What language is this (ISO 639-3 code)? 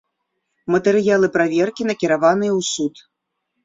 bel